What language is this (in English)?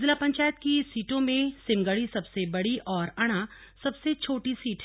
Hindi